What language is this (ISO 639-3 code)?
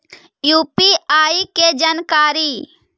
mag